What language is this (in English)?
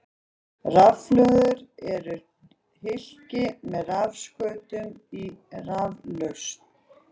Icelandic